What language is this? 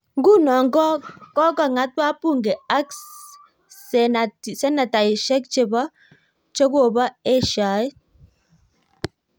Kalenjin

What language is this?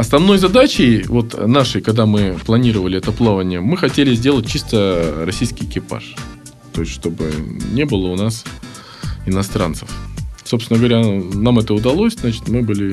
Russian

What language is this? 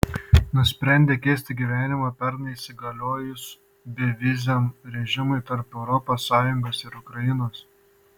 Lithuanian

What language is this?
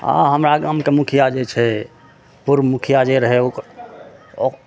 Maithili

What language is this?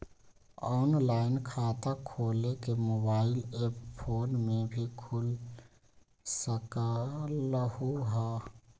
Magahi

